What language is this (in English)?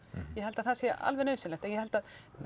Icelandic